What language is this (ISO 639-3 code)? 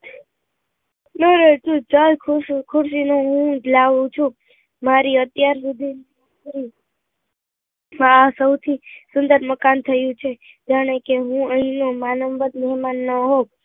guj